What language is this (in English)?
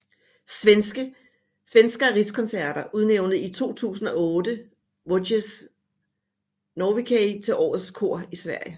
Danish